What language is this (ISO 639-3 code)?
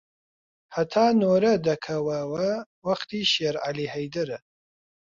ckb